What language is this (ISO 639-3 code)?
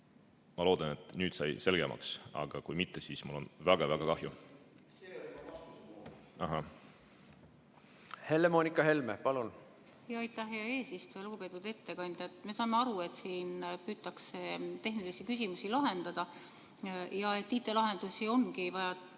est